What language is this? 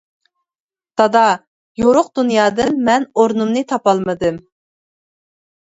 Uyghur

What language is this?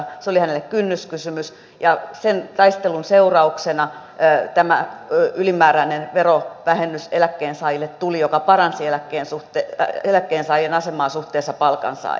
Finnish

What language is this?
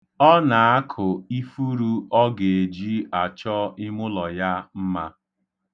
Igbo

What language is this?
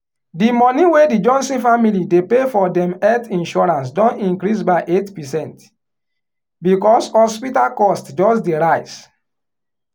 Nigerian Pidgin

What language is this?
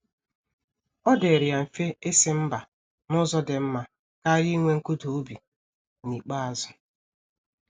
Igbo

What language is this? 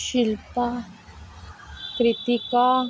Dogri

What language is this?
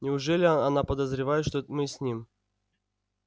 Russian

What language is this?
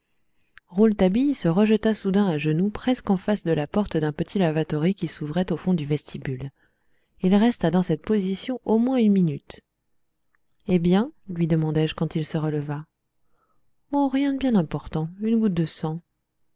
French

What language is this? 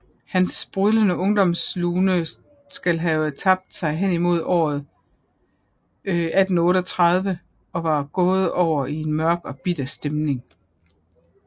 Danish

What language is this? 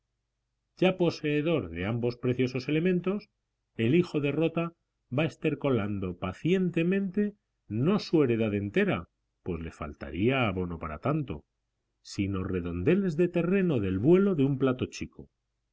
Spanish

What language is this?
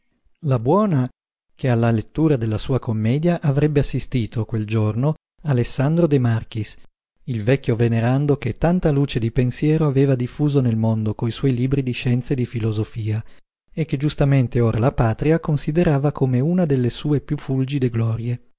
Italian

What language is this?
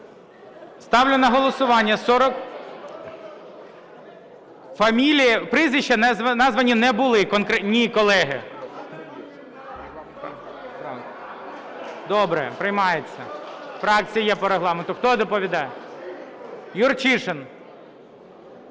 Ukrainian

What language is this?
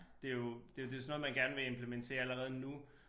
Danish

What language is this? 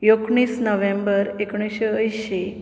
Konkani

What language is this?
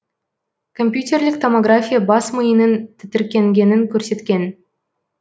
Kazakh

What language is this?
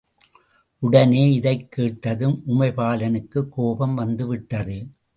Tamil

